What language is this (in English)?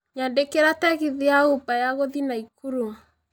Kikuyu